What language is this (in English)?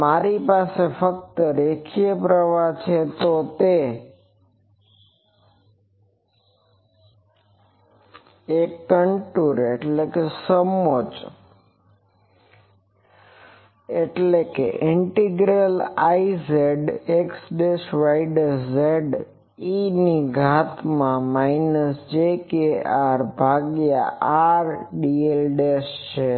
Gujarati